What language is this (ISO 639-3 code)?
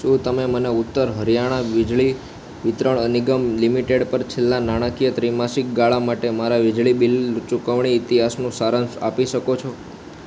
guj